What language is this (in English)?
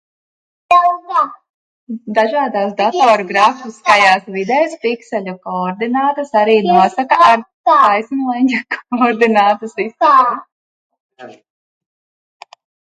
Latvian